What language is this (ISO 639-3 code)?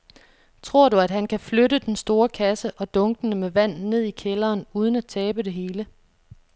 dan